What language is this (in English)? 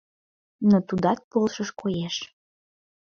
Mari